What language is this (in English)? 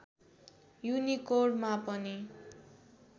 Nepali